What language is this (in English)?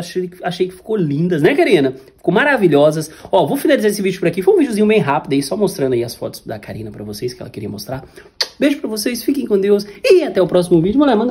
Portuguese